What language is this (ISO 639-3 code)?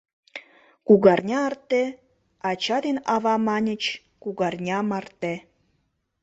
chm